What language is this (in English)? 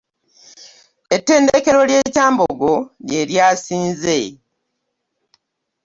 Ganda